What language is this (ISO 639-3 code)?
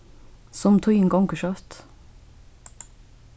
fao